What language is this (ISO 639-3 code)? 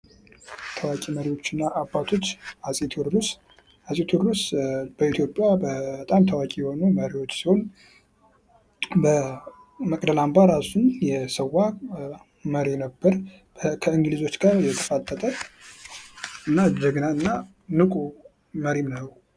amh